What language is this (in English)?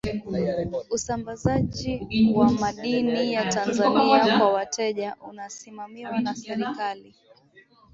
Swahili